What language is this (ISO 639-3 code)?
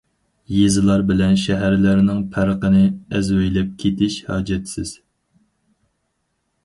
uig